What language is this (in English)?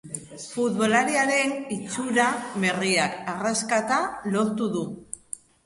Basque